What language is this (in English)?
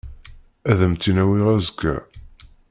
Kabyle